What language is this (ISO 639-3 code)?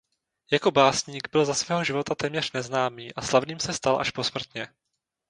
ces